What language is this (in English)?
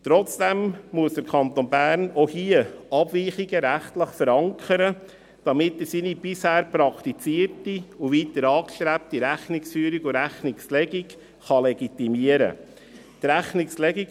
Swiss German